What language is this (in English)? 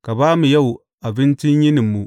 Hausa